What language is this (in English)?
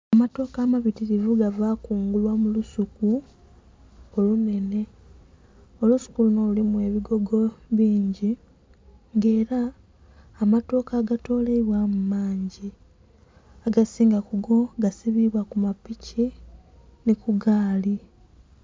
Soga